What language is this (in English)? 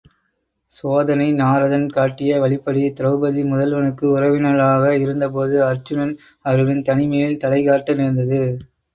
Tamil